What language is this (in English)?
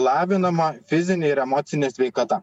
Lithuanian